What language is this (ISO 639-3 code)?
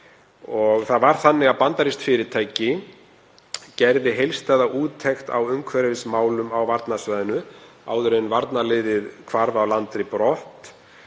isl